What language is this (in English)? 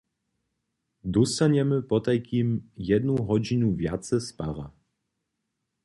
Upper Sorbian